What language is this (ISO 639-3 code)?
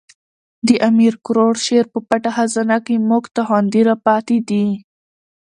pus